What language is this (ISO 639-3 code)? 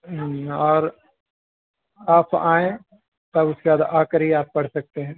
urd